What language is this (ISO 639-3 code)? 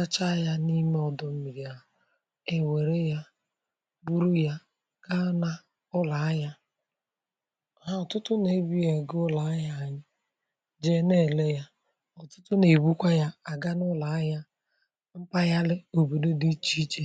ibo